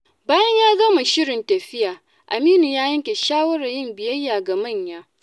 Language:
Hausa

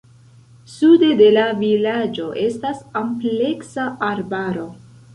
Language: Esperanto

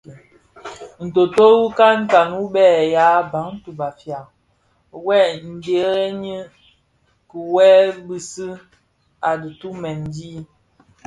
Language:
Bafia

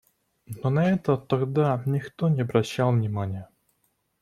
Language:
Russian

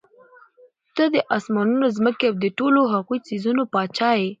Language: Pashto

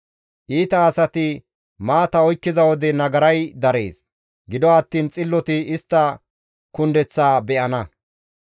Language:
Gamo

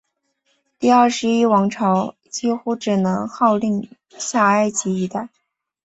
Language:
Chinese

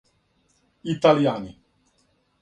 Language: Serbian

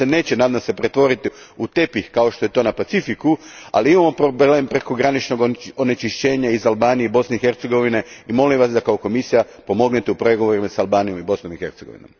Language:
Croatian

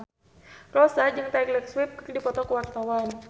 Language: Sundanese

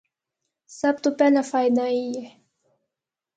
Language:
Northern Hindko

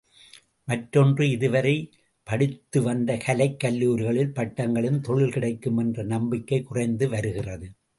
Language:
Tamil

